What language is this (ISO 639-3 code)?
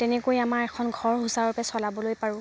asm